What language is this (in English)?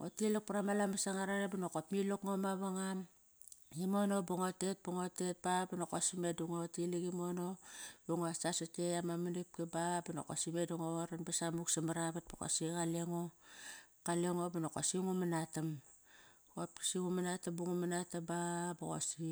Kairak